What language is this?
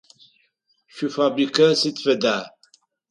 Adyghe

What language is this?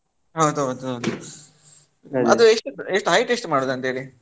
Kannada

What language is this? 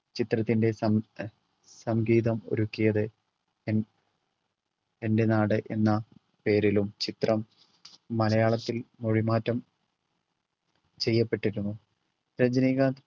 Malayalam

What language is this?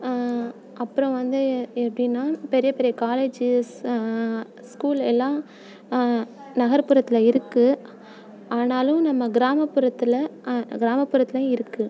Tamil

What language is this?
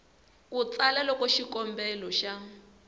Tsonga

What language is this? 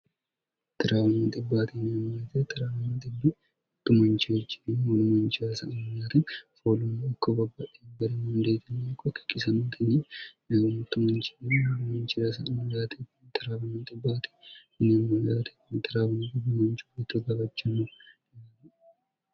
Sidamo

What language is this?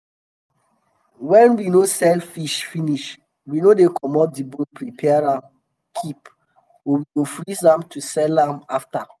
Nigerian Pidgin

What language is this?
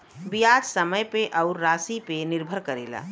Bhojpuri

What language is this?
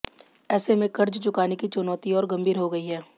Hindi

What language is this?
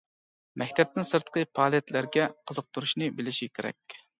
Uyghur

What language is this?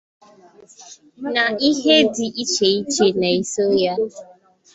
Igbo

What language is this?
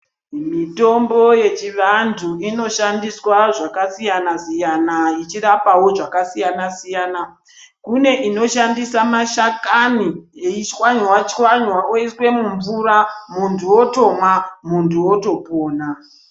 Ndau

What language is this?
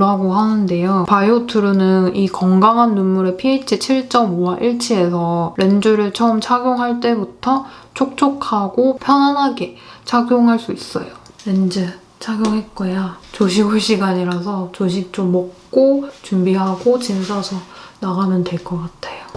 Korean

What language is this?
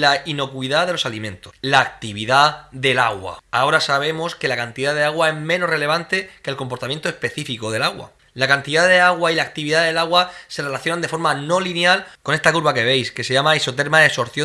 Spanish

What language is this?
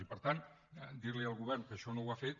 Catalan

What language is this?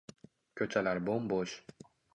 Uzbek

